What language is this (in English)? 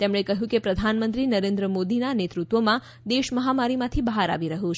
Gujarati